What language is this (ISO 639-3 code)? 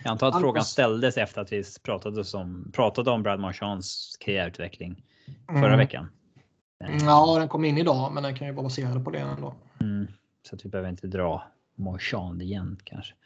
swe